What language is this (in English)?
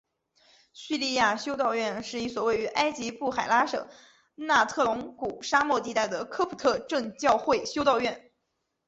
Chinese